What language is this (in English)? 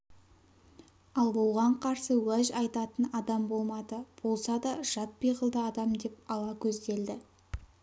Kazakh